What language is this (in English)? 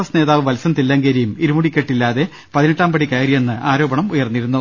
Malayalam